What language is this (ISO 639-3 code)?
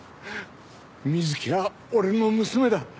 jpn